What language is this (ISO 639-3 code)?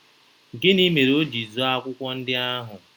ibo